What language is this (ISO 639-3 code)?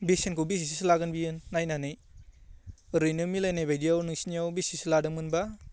brx